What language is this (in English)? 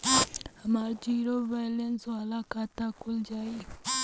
Bhojpuri